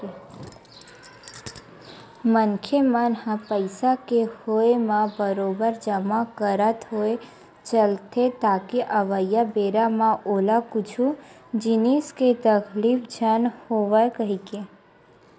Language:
Chhattisgarhi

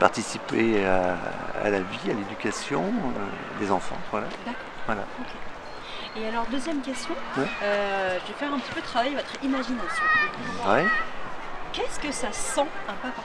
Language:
French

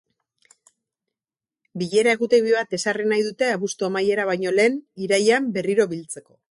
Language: Basque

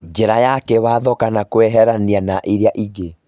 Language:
Kikuyu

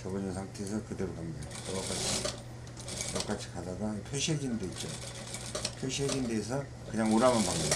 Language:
Korean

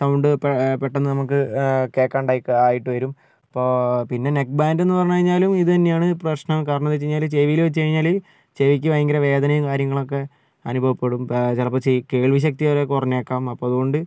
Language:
Malayalam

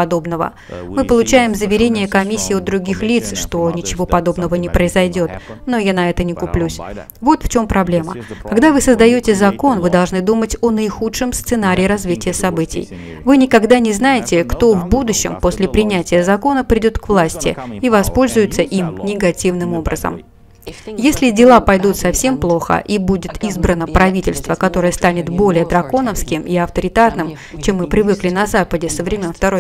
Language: Russian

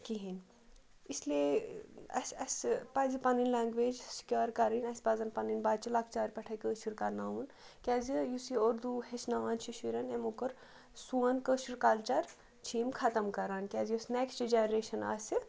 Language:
Kashmiri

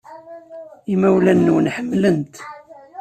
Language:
Kabyle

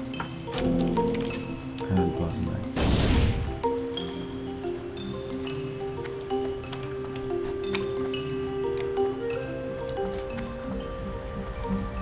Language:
Hungarian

